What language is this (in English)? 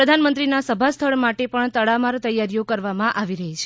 Gujarati